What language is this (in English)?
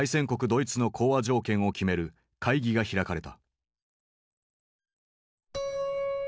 Japanese